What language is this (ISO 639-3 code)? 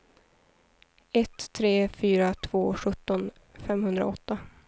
swe